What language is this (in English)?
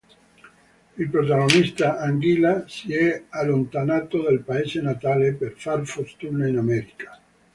Italian